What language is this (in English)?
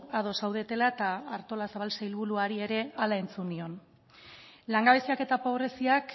Basque